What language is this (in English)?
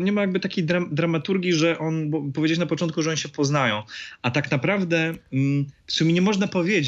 Polish